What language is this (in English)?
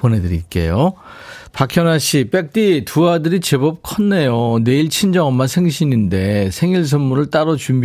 Korean